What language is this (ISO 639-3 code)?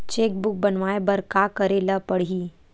hne